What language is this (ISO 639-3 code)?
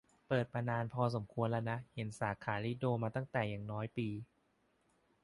tha